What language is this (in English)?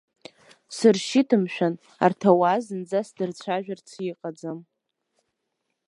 Abkhazian